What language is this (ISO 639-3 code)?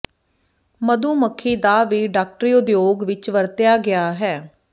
pan